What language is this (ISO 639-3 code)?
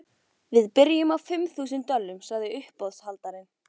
isl